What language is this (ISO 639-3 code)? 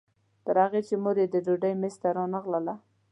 pus